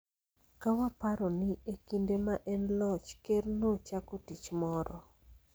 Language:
Luo (Kenya and Tanzania)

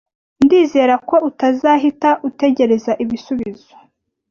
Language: Kinyarwanda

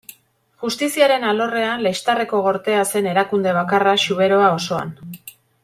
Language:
Basque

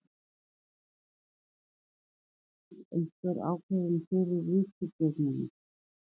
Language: Icelandic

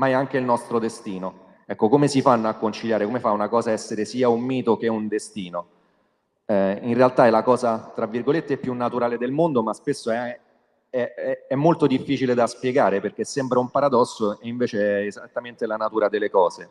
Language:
Italian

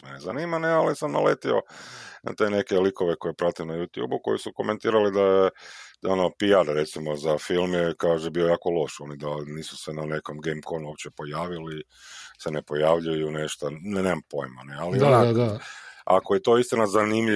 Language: Croatian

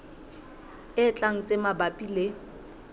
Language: Southern Sotho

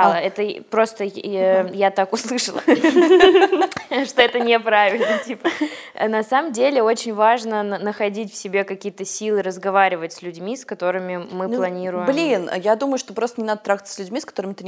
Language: Russian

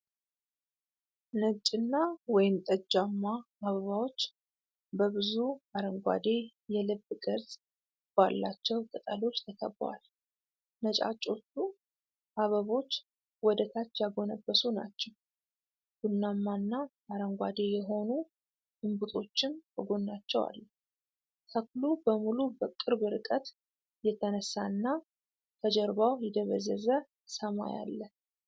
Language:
Amharic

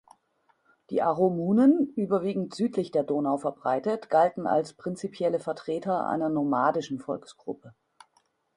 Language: German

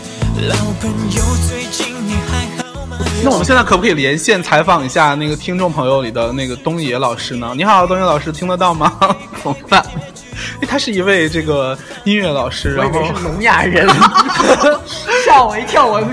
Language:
Chinese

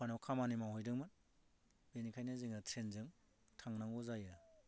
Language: Bodo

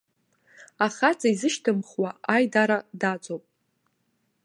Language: Abkhazian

